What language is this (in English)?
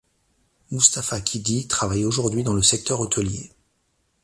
French